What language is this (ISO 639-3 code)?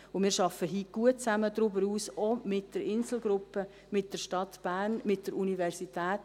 gsw